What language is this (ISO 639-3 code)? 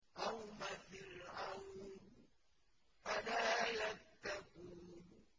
ara